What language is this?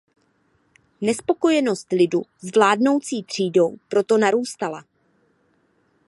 Czech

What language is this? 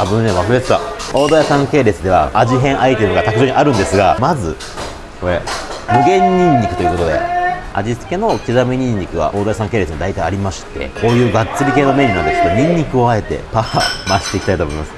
Japanese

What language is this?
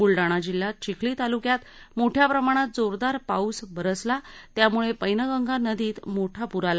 Marathi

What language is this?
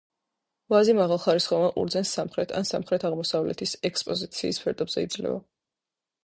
Georgian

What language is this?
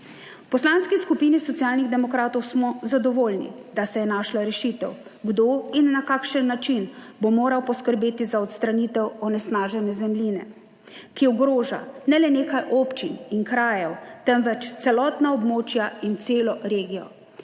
Slovenian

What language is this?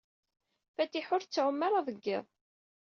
Kabyle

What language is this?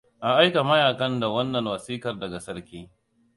Hausa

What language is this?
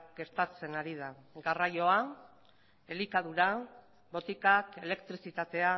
Basque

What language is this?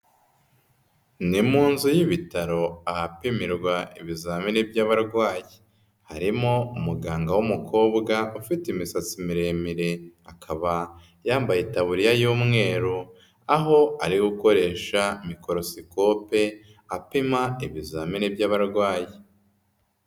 Kinyarwanda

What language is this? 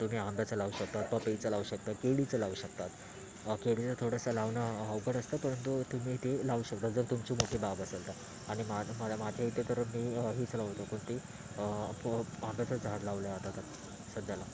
Marathi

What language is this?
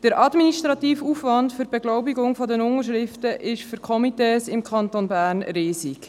Swiss German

